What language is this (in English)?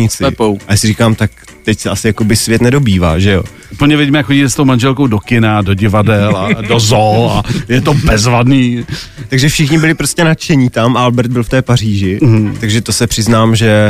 Czech